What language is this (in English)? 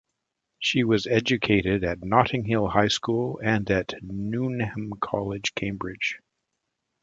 English